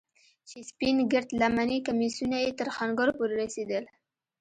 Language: Pashto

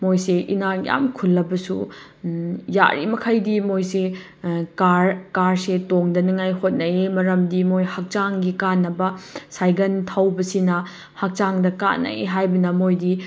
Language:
Manipuri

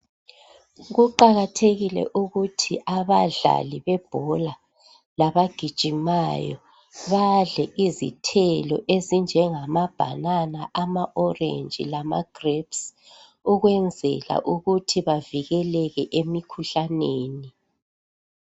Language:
North Ndebele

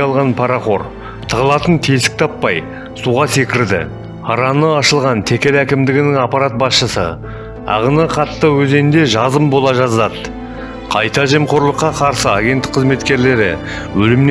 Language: Kazakh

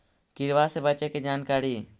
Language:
Magahi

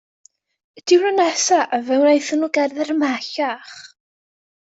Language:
Welsh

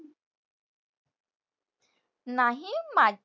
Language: Marathi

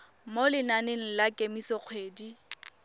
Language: Tswana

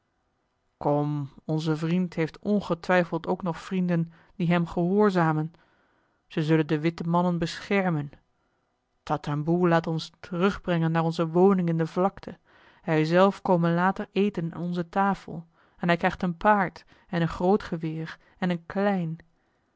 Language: Dutch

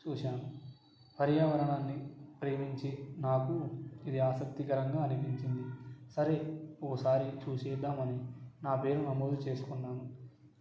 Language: Telugu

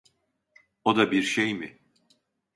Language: Turkish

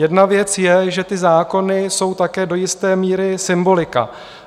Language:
Czech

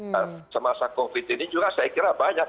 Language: Indonesian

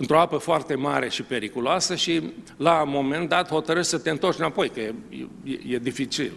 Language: Romanian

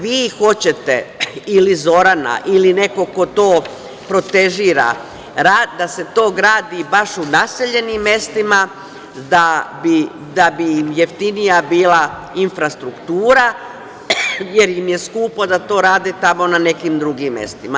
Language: Serbian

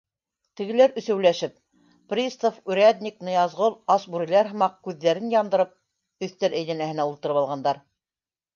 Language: Bashkir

